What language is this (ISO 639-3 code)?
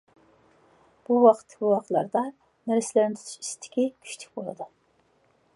uig